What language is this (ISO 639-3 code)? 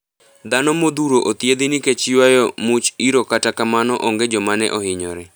luo